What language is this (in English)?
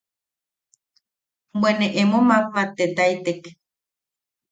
Yaqui